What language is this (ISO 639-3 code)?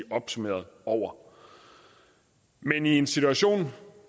dan